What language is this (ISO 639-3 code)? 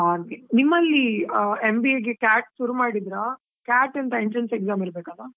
kan